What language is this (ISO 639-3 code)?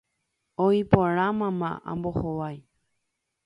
grn